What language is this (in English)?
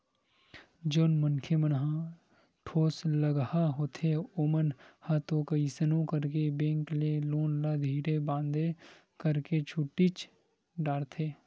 Chhattisgarhi